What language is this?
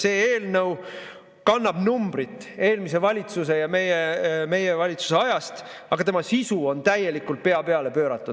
Estonian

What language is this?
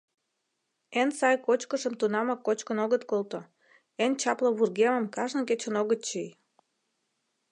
Mari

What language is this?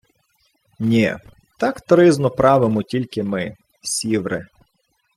Ukrainian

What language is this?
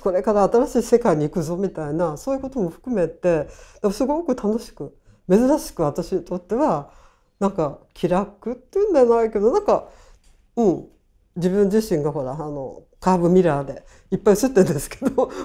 Japanese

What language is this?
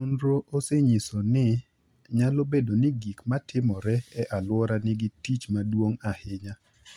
Luo (Kenya and Tanzania)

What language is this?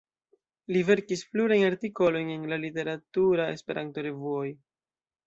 Esperanto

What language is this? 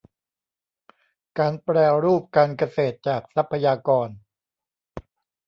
Thai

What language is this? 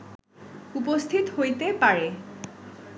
Bangla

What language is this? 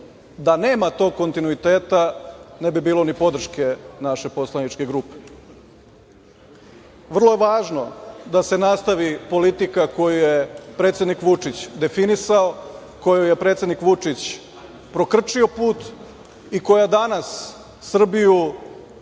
Serbian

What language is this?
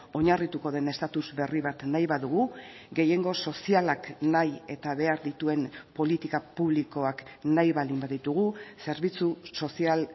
Basque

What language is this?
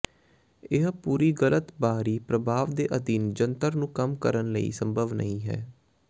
Punjabi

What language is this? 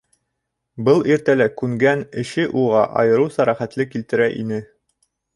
Bashkir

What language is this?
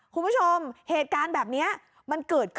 Thai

